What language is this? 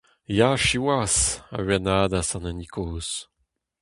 Breton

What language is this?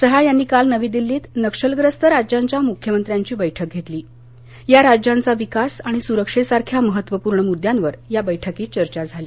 Marathi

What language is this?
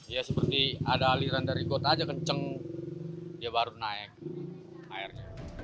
Indonesian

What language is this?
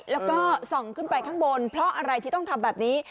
Thai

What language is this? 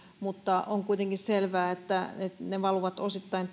Finnish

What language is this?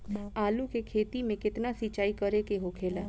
Bhojpuri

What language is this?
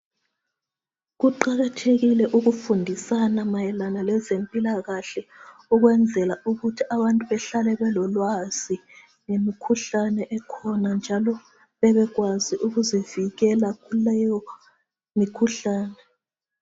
North Ndebele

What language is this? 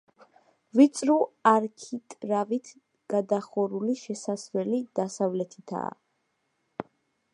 Georgian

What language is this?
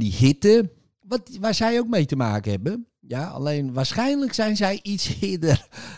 Dutch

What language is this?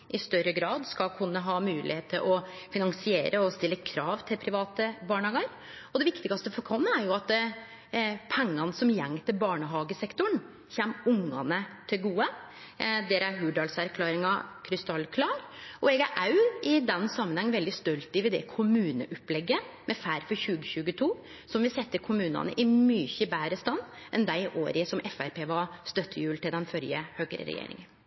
Norwegian Nynorsk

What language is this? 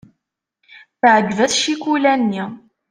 Kabyle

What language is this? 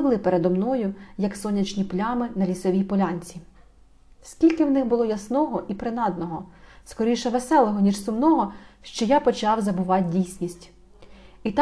Ukrainian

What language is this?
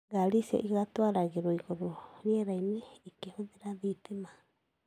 Kikuyu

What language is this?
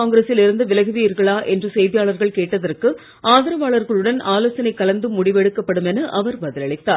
Tamil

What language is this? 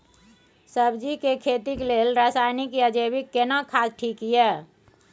Maithili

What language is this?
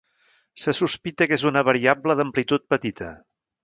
Catalan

